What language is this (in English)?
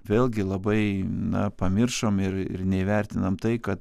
Lithuanian